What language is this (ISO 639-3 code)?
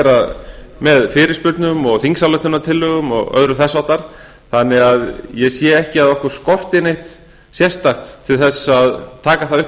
isl